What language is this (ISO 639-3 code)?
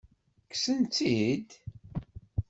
kab